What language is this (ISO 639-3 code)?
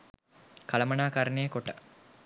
sin